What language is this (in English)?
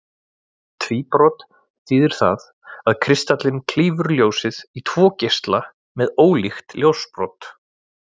Icelandic